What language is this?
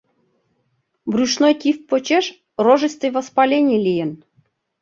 Mari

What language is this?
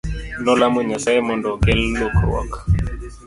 Luo (Kenya and Tanzania)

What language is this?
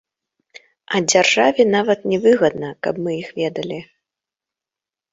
Belarusian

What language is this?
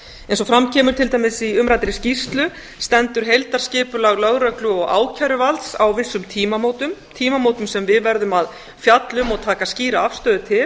Icelandic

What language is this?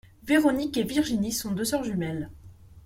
French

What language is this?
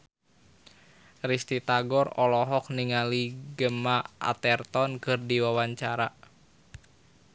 Sundanese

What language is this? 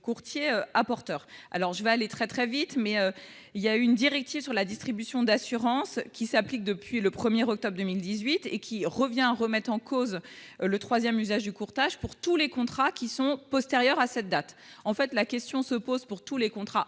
French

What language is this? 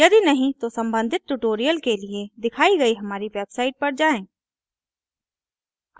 Hindi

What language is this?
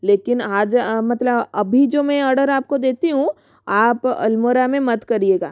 Hindi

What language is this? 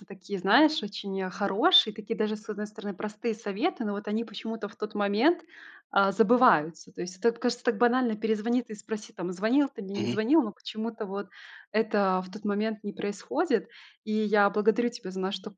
Russian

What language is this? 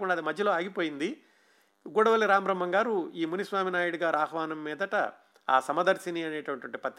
Telugu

